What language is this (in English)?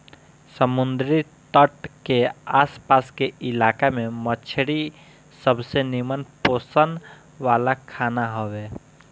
Bhojpuri